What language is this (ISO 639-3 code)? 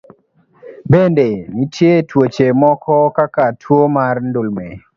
luo